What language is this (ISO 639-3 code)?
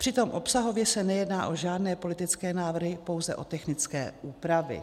ces